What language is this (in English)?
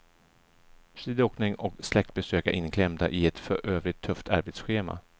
Swedish